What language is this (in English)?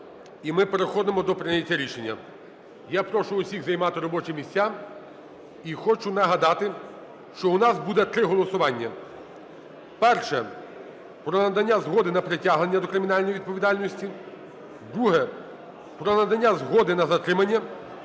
Ukrainian